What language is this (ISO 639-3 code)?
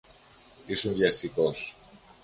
ell